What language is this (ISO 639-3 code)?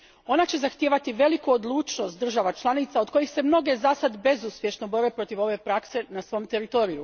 hrv